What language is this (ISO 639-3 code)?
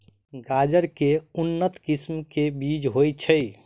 mai